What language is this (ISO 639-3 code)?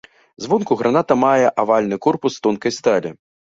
bel